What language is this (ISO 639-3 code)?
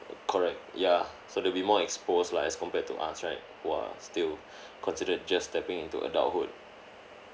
eng